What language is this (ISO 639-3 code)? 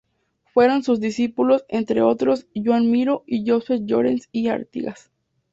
spa